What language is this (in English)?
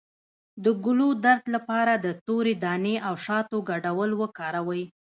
Pashto